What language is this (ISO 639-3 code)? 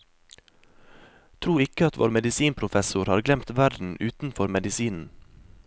nor